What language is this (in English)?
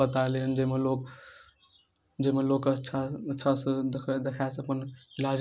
Maithili